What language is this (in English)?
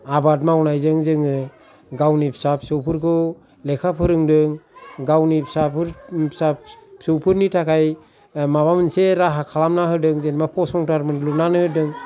Bodo